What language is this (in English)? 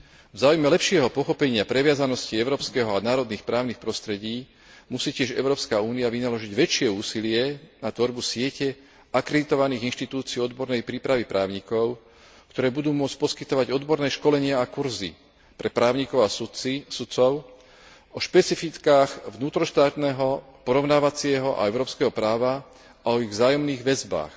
Slovak